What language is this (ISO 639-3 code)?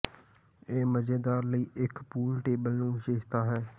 pan